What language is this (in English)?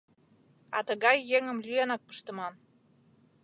Mari